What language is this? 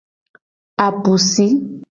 Gen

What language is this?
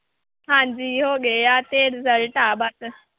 Punjabi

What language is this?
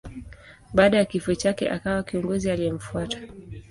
Swahili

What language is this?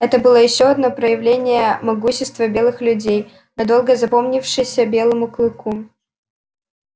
Russian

